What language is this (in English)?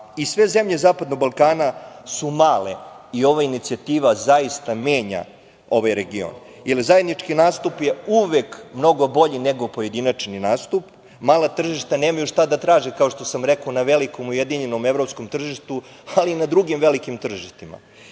Serbian